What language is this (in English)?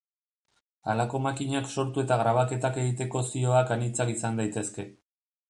Basque